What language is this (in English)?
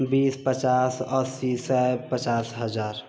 Maithili